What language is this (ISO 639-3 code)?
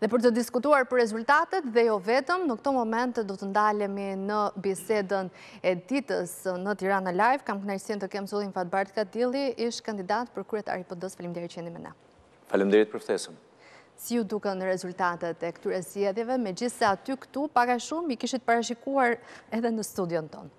ron